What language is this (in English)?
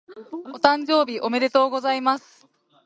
Japanese